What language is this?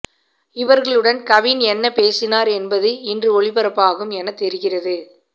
Tamil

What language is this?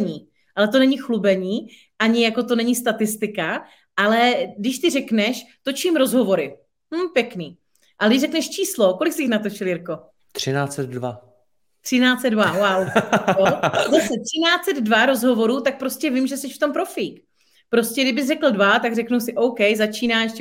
Czech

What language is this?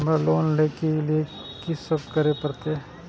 Maithili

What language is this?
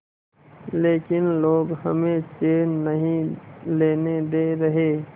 Hindi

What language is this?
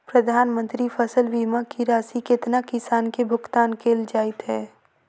Maithili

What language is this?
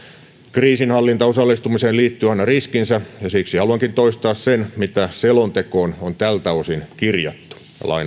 Finnish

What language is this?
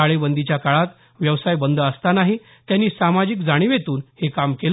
Marathi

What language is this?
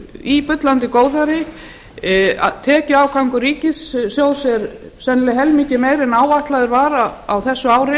Icelandic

